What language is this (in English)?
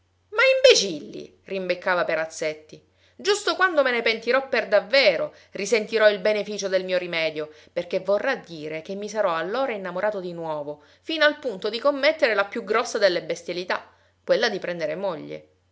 Italian